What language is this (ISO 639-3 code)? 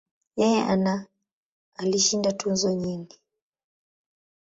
swa